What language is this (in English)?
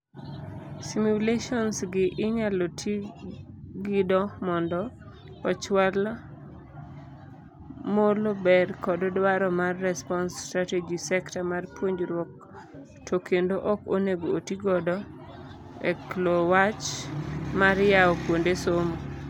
Luo (Kenya and Tanzania)